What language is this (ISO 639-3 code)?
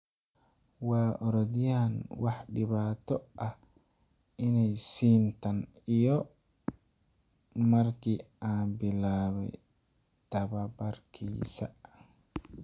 som